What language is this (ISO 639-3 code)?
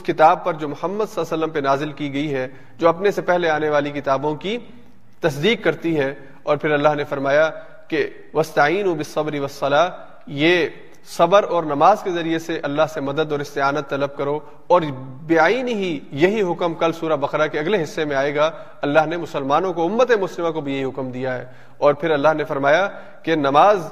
urd